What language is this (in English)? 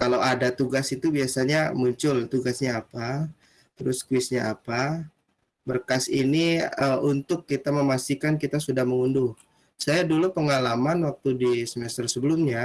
Indonesian